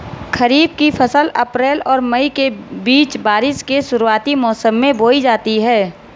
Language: Hindi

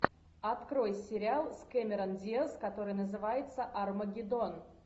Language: Russian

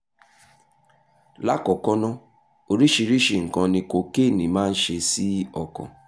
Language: Yoruba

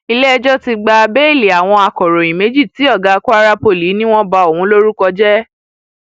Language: Yoruba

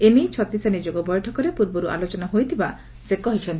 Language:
Odia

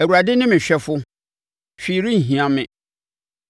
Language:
Akan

